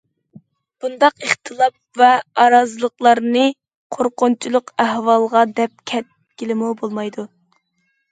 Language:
Uyghur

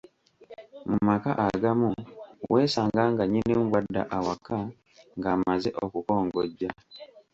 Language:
Ganda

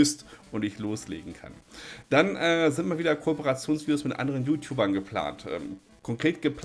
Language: German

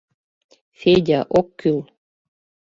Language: Mari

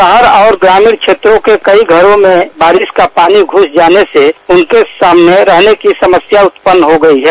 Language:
Hindi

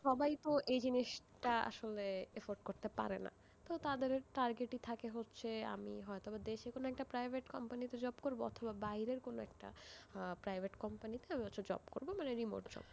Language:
Bangla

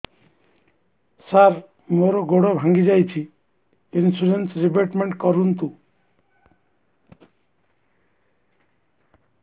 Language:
Odia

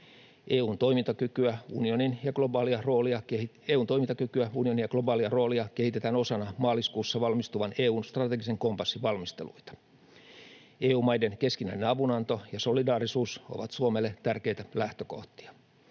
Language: Finnish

